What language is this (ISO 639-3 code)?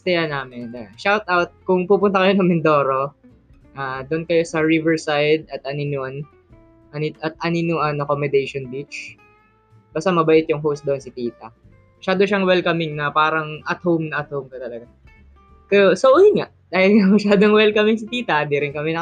fil